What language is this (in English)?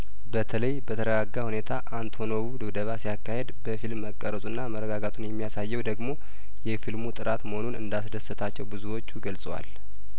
Amharic